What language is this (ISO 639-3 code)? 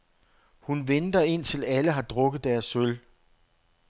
dan